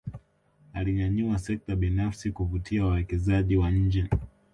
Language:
Swahili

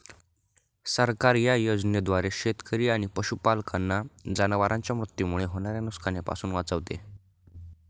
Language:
Marathi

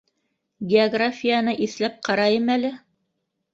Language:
Bashkir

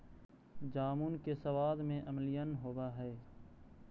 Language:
Magahi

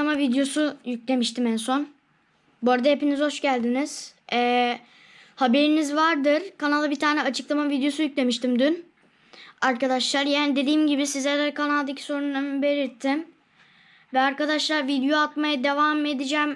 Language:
Turkish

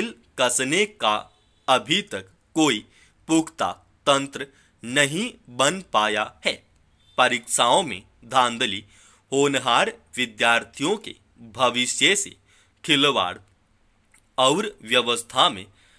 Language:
Hindi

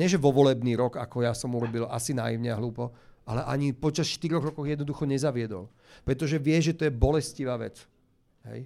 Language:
Slovak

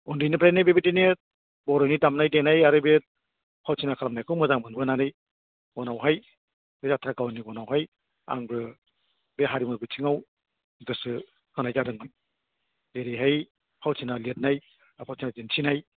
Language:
Bodo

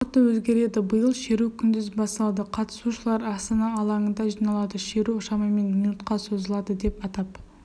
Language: Kazakh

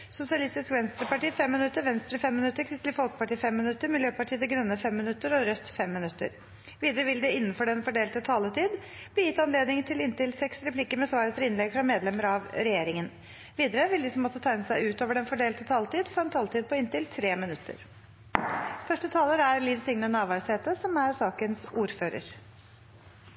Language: Norwegian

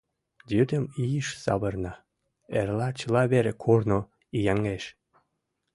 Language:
Mari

